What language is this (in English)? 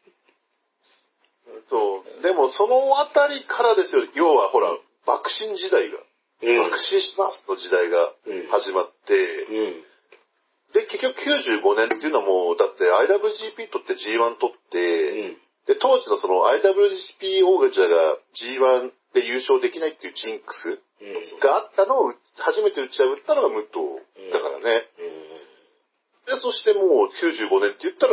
Japanese